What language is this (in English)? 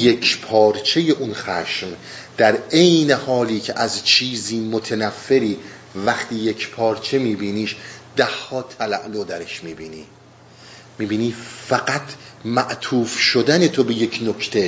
Persian